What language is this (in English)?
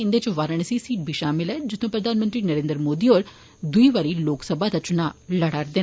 Dogri